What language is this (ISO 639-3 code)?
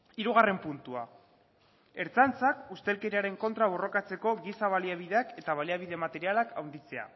eus